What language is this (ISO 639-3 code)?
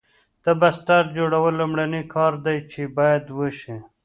pus